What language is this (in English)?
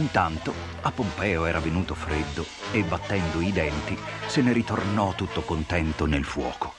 Italian